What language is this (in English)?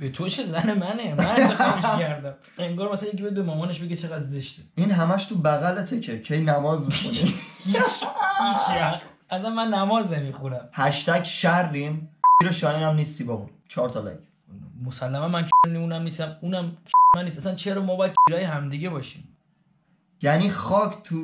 Persian